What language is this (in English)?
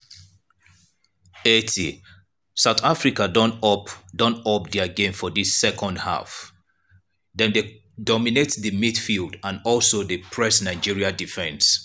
Nigerian Pidgin